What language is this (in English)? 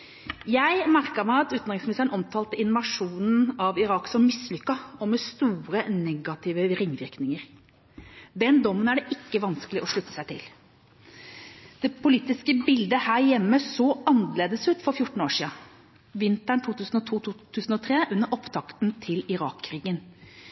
Norwegian Bokmål